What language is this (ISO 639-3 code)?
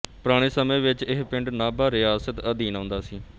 pan